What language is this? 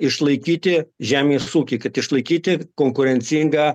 Lithuanian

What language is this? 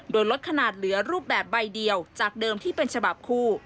Thai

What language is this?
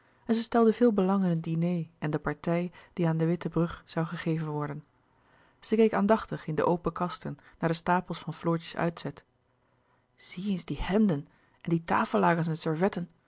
Dutch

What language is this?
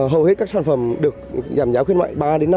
Vietnamese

